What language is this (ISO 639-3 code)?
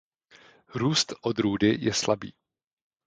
ces